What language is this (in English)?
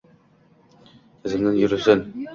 Uzbek